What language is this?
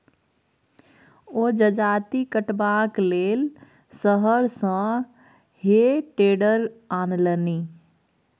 Maithili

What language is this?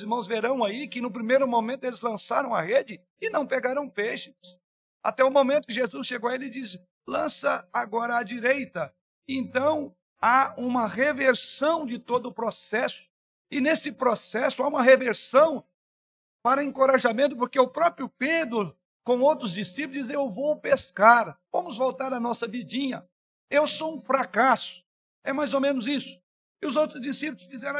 Portuguese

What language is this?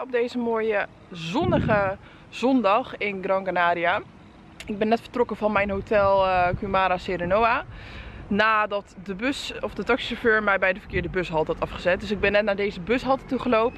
Dutch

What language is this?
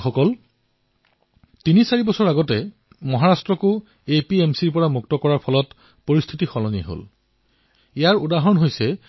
Assamese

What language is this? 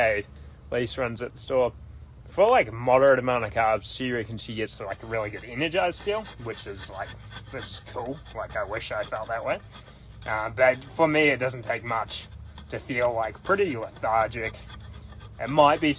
English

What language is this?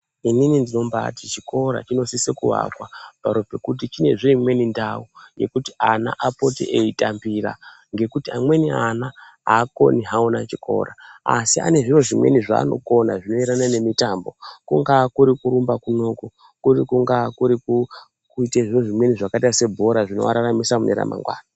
Ndau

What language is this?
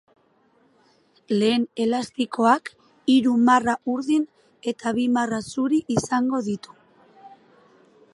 Basque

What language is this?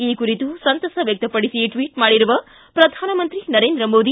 Kannada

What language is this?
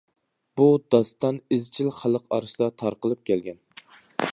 Uyghur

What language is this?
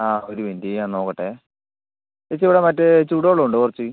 Malayalam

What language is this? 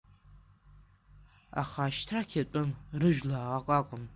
Abkhazian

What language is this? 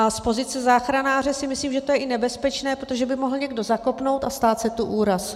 Czech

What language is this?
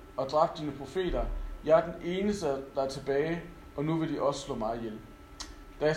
Danish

